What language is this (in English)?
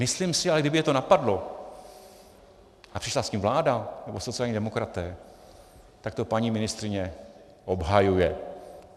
Czech